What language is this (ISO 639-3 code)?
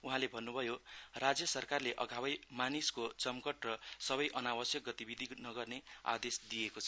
nep